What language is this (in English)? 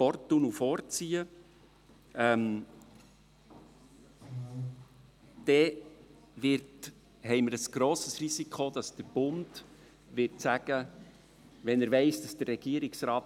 Swiss German